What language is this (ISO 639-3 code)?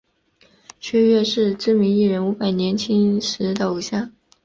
zho